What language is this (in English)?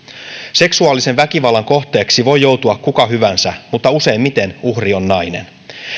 Finnish